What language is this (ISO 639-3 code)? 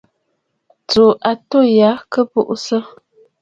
bfd